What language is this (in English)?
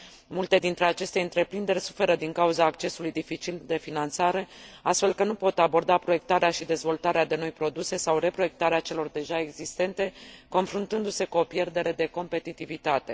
Romanian